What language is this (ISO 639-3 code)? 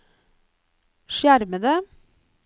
nor